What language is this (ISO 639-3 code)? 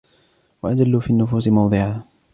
ara